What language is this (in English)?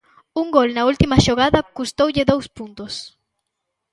Galician